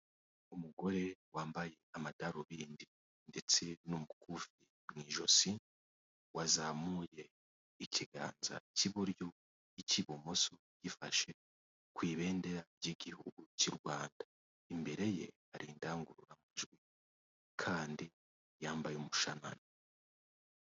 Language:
Kinyarwanda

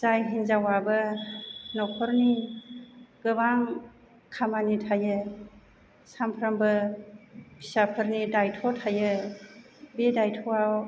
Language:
Bodo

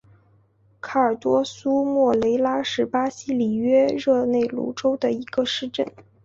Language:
Chinese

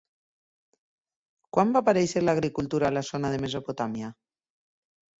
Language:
Catalan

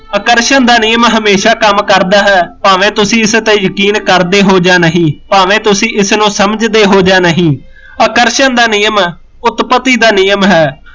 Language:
Punjabi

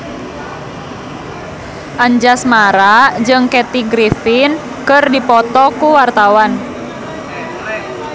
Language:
Sundanese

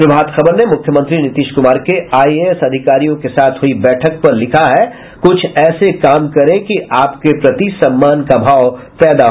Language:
Hindi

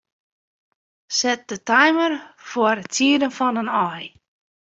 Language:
Western Frisian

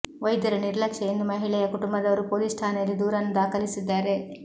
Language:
Kannada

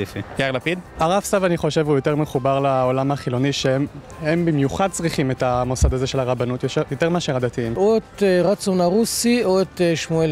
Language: Hebrew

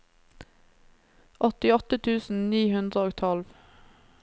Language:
Norwegian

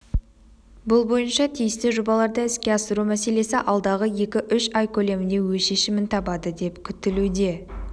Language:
Kazakh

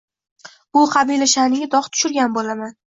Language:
Uzbek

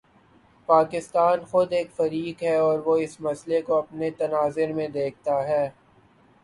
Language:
Urdu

